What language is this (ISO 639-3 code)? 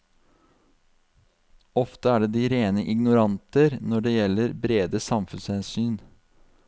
nor